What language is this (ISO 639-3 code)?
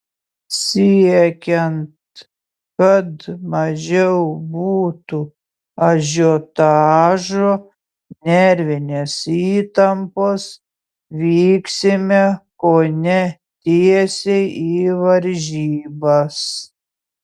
lit